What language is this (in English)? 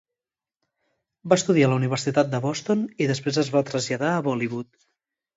Catalan